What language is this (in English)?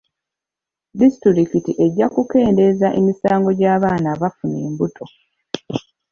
Ganda